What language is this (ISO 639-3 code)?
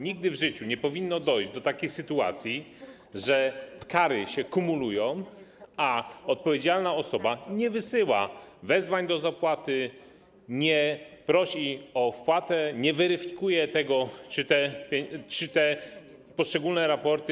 pol